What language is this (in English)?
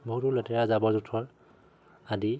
Assamese